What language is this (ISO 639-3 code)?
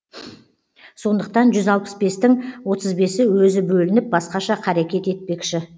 kaz